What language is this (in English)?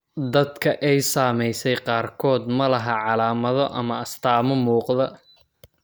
Somali